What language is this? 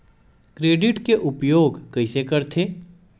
Chhattisgarhi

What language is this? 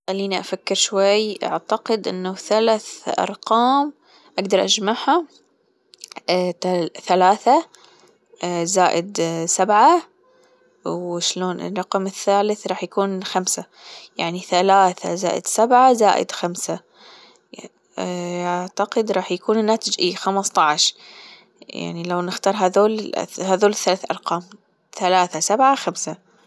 Gulf Arabic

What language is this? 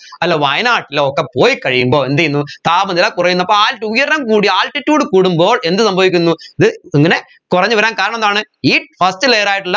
Malayalam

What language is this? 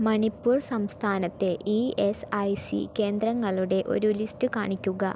Malayalam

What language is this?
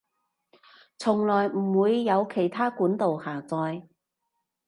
Cantonese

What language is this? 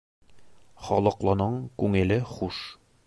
Bashkir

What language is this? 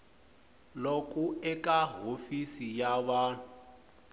Tsonga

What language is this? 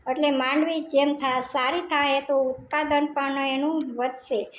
Gujarati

